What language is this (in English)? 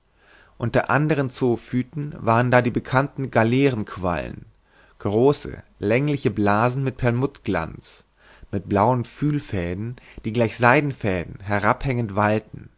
German